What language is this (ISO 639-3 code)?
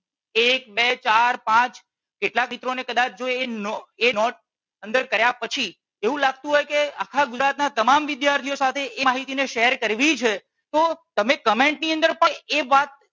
guj